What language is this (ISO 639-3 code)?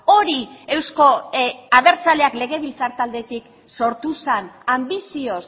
eus